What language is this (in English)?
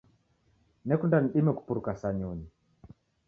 Taita